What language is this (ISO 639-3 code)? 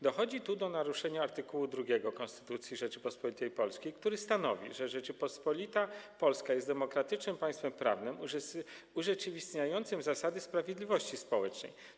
pol